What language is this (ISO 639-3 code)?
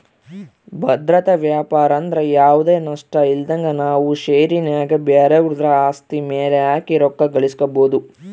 kan